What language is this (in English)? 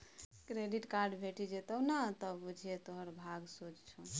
Maithili